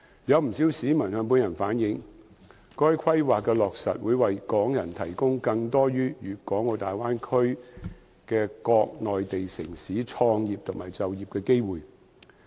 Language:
Cantonese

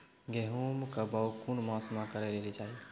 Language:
Maithili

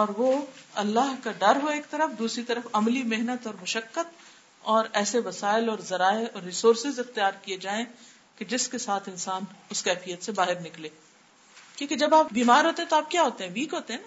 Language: Urdu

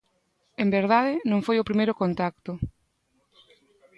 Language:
Galician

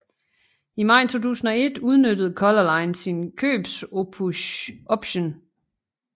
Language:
Danish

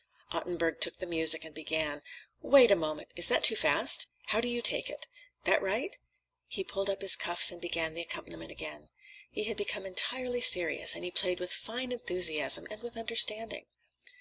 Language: English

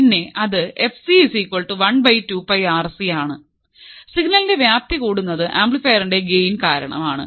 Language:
Malayalam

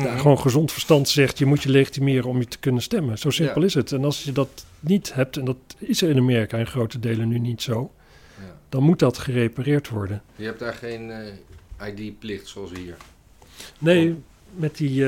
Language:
Dutch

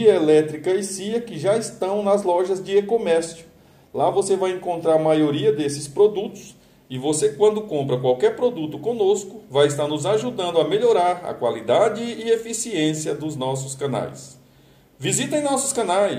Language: Portuguese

